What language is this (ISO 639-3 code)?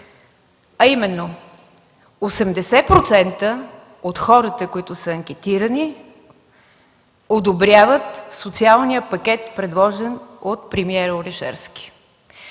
bul